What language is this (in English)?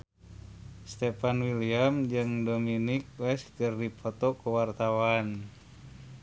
Sundanese